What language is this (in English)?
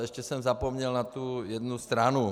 Czech